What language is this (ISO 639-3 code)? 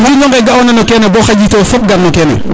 srr